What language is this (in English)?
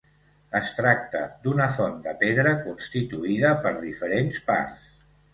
Catalan